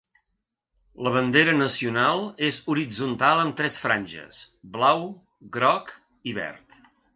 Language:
Catalan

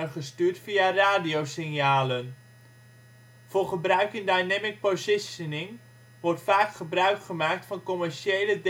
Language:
Dutch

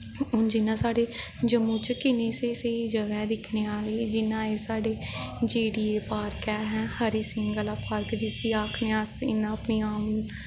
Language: Dogri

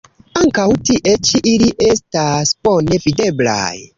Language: Esperanto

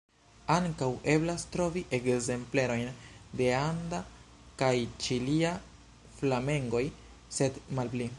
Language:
Esperanto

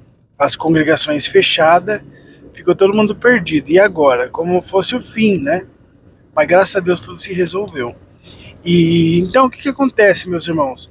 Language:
Portuguese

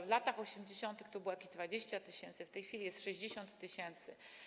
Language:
Polish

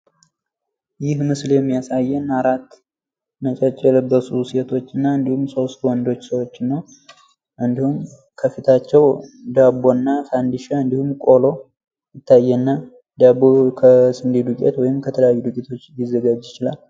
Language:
Amharic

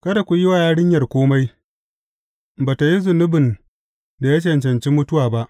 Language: Hausa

